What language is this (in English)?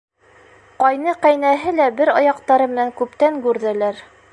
Bashkir